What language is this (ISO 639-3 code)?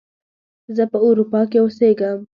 pus